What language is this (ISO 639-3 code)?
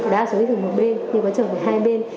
vie